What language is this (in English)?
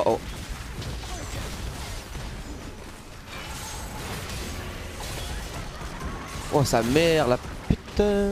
French